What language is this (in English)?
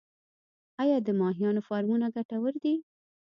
Pashto